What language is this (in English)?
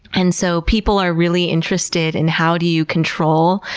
English